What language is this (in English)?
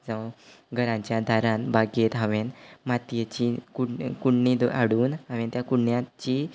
Konkani